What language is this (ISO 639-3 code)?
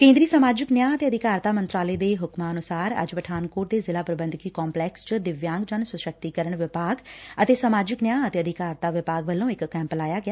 pan